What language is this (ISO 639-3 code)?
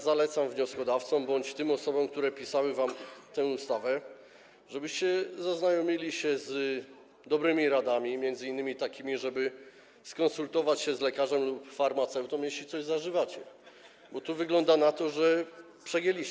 pol